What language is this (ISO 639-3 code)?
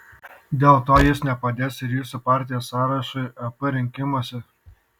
lit